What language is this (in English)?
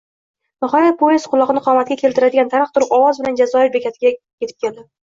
Uzbek